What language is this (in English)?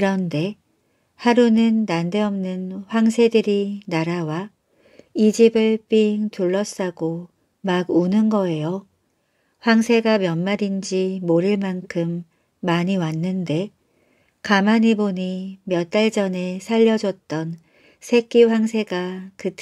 Korean